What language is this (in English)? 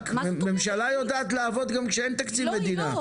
Hebrew